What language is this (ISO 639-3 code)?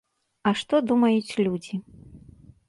bel